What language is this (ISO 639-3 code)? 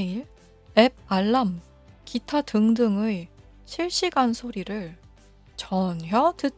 kor